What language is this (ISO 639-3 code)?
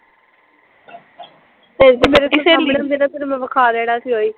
pan